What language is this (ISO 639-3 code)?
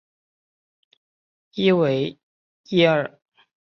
zho